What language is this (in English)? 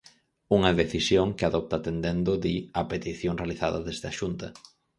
Galician